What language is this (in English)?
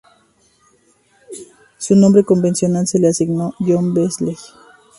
Spanish